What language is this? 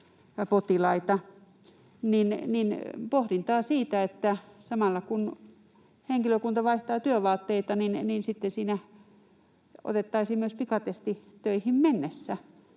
Finnish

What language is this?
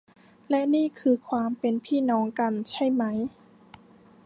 Thai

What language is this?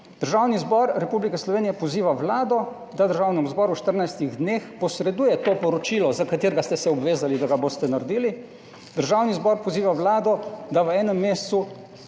Slovenian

